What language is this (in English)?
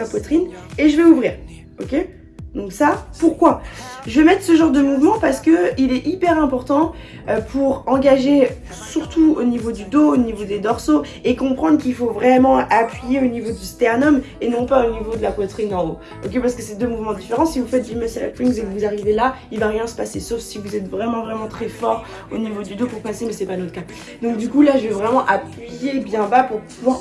French